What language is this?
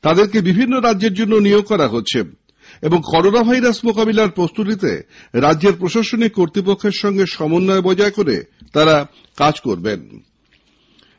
Bangla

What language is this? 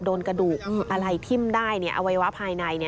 Thai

